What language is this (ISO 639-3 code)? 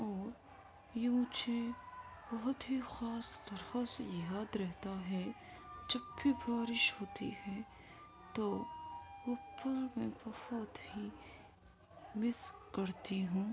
urd